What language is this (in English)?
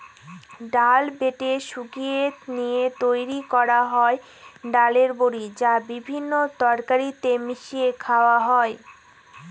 Bangla